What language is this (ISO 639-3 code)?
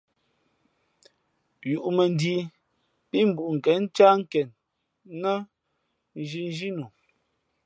fmp